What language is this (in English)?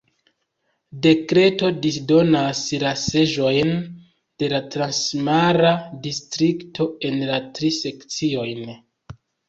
Esperanto